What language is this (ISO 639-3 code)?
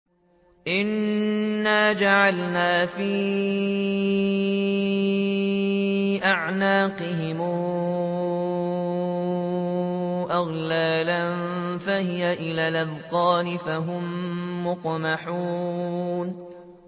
ara